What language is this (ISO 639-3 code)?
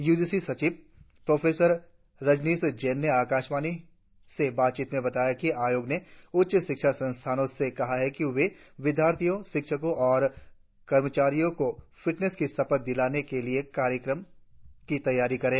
hin